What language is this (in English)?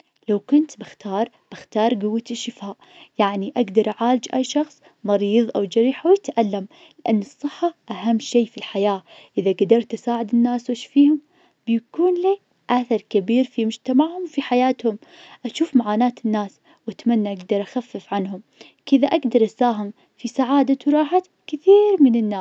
Najdi Arabic